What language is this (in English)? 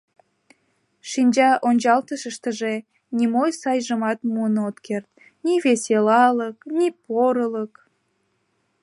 Mari